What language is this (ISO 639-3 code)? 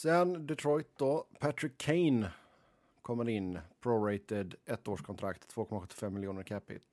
swe